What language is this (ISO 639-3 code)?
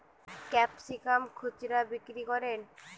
ben